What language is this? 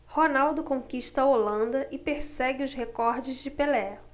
Portuguese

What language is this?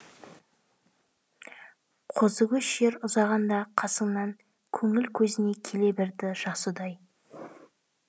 Kazakh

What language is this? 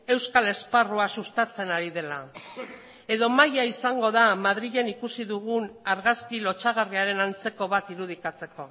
Basque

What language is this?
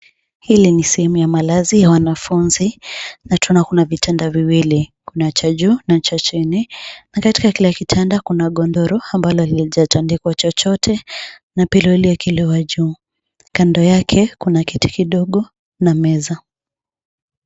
Swahili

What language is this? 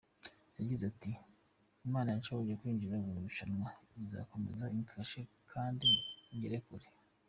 Kinyarwanda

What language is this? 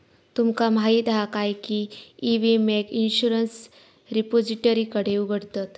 Marathi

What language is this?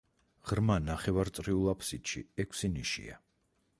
Georgian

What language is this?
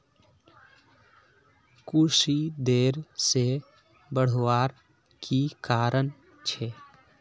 Magahi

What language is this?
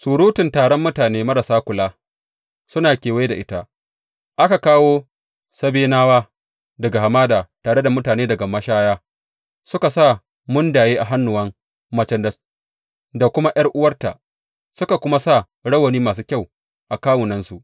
Hausa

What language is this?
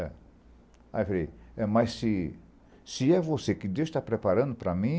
Portuguese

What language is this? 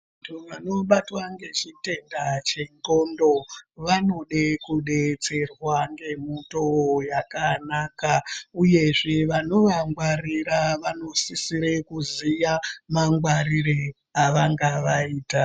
Ndau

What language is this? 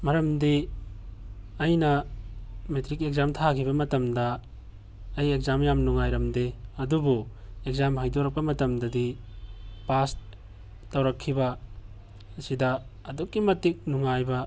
Manipuri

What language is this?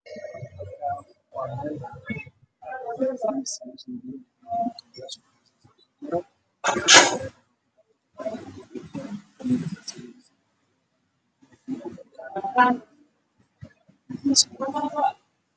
Somali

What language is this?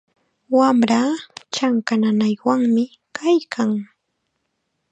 Chiquián Ancash Quechua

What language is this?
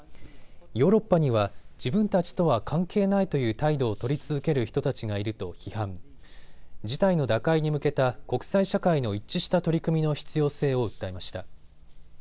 Japanese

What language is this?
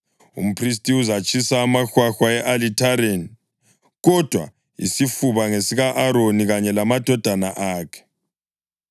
North Ndebele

